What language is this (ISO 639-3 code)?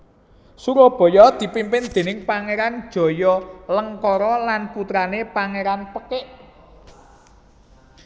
jav